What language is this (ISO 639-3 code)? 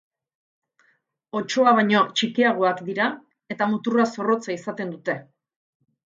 eus